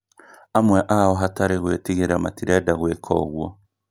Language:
Kikuyu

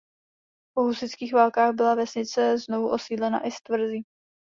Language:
Czech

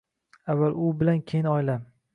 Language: Uzbek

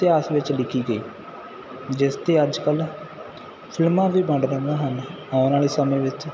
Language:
Punjabi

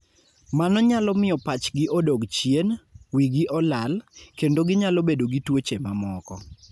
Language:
Luo (Kenya and Tanzania)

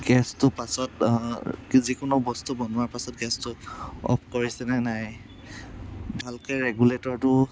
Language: Assamese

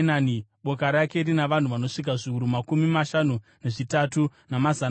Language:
Shona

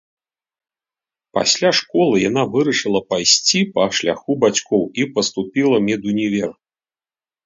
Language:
Belarusian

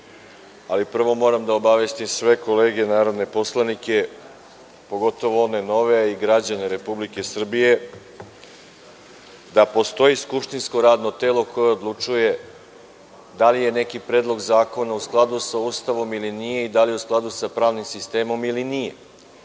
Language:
Serbian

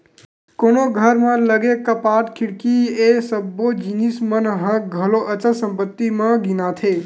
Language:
Chhattisgarhi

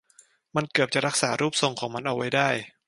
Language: Thai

